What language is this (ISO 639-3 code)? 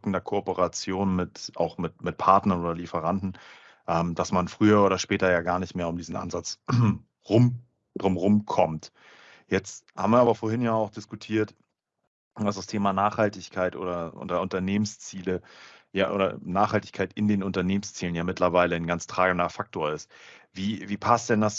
deu